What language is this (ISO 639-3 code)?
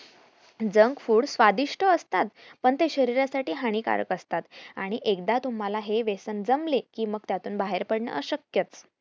mar